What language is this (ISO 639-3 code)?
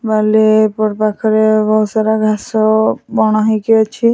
ori